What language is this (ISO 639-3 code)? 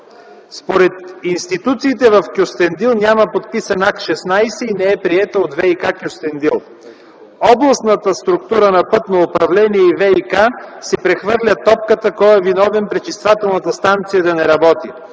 bul